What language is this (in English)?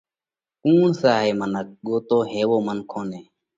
Parkari Koli